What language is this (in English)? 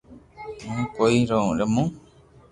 Loarki